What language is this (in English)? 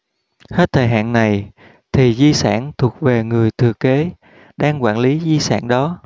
Vietnamese